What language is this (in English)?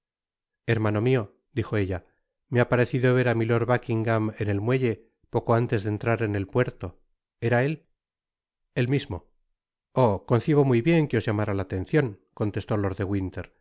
Spanish